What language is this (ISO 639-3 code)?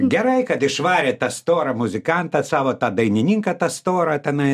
lit